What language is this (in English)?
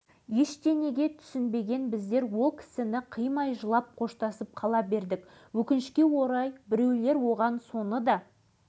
Kazakh